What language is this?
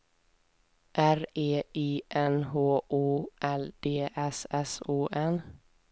Swedish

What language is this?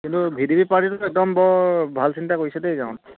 Assamese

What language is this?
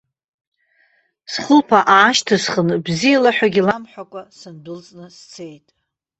Abkhazian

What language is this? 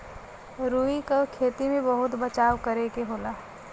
Bhojpuri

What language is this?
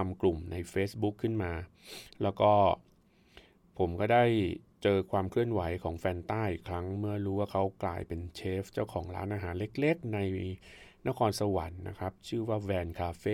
Thai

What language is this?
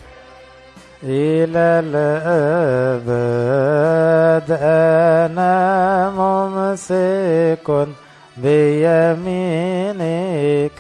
Arabic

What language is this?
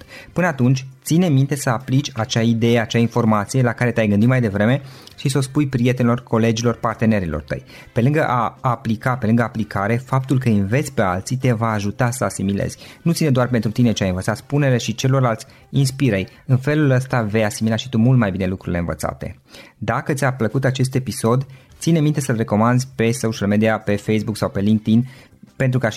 Romanian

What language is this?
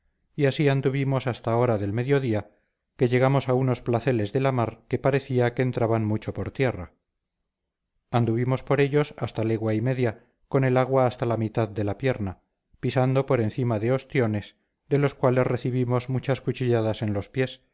Spanish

